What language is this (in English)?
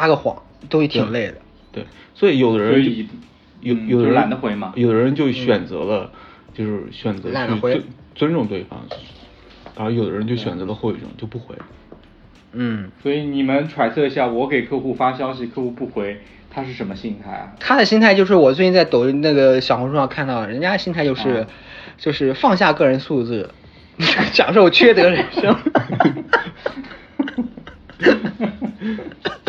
Chinese